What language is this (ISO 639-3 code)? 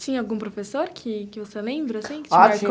por